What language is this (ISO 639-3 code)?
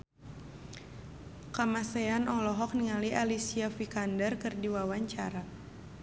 sun